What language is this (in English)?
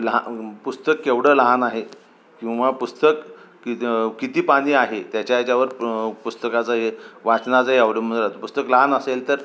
Marathi